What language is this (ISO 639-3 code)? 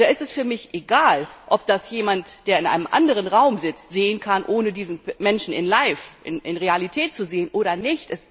deu